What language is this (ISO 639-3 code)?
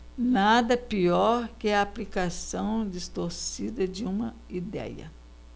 por